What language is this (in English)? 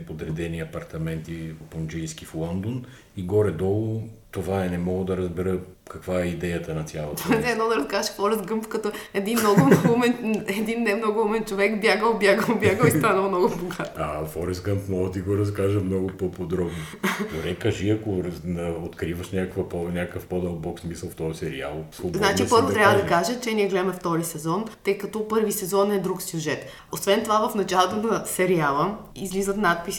Bulgarian